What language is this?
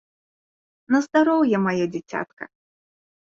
Belarusian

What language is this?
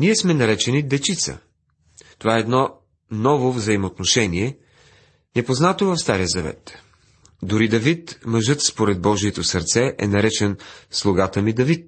Bulgarian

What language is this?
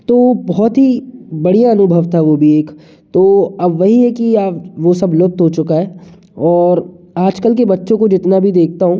Hindi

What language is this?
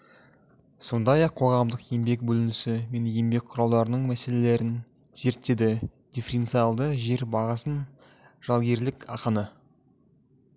Kazakh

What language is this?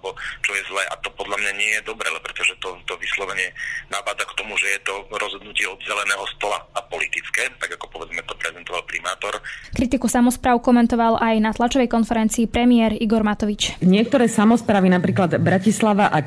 Slovak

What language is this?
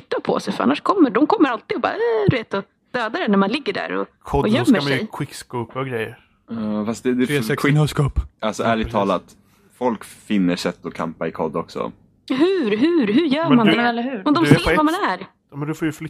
Swedish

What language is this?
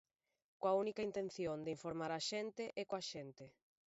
Galician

